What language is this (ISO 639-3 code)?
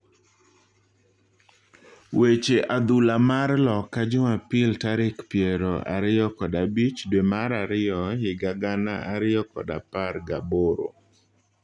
luo